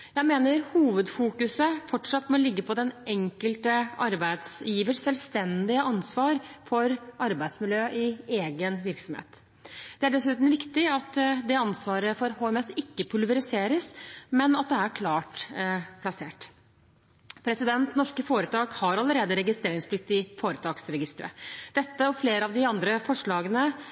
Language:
Norwegian Bokmål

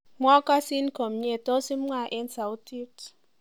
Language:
Kalenjin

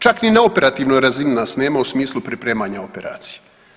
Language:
Croatian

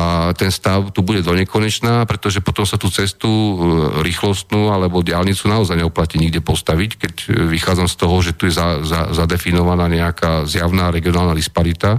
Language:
Slovak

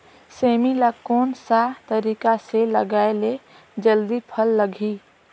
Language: Chhattisgarhi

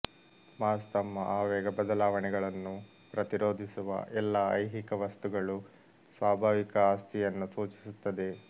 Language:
Kannada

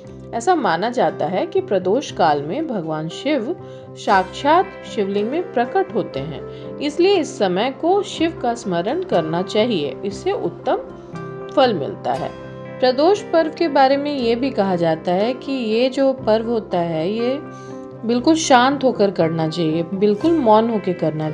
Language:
Hindi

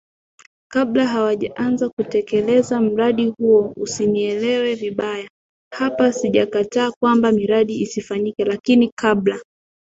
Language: Swahili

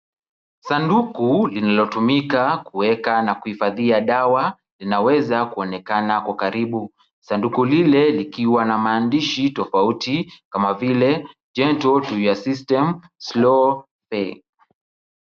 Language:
Swahili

